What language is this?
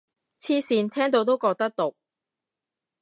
Cantonese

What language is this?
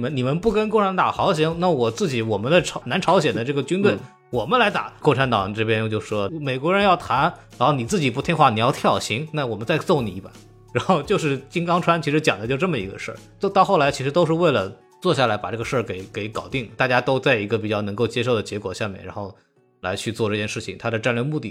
Chinese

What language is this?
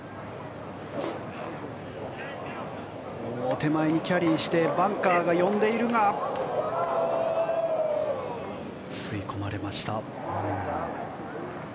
Japanese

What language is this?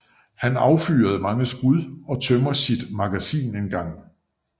Danish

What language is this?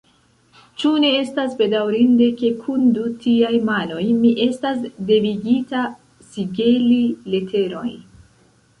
Esperanto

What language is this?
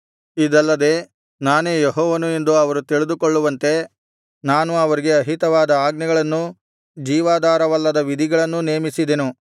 Kannada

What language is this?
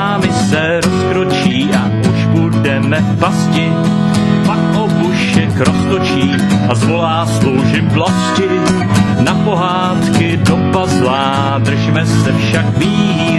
Czech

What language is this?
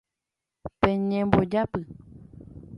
Guarani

